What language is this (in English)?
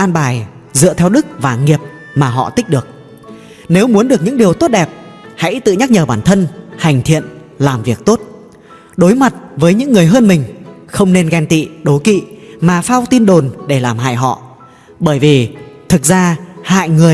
Vietnamese